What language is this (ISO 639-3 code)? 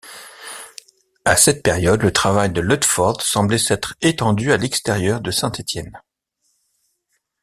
fra